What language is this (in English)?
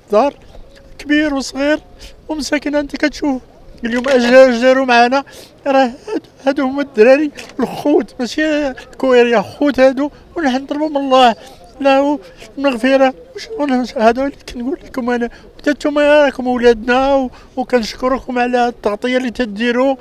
Arabic